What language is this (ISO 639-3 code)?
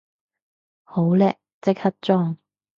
yue